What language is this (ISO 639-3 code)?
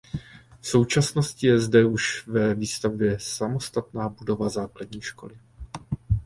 ces